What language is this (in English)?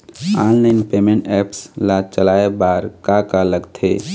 Chhattisgarhi